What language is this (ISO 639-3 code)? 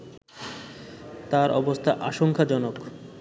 ben